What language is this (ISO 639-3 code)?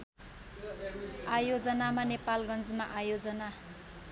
nep